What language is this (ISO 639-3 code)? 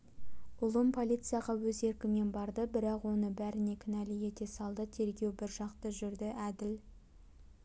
kaz